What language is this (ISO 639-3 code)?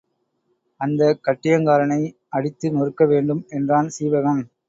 tam